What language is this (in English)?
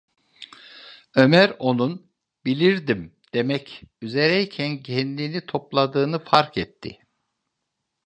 Turkish